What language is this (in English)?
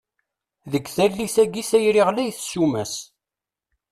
Kabyle